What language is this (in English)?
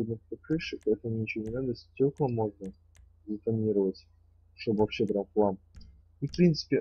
Russian